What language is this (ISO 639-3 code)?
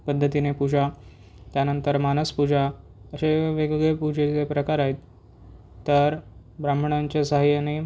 mar